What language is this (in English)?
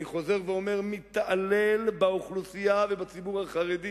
Hebrew